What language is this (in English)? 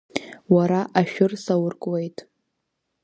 Abkhazian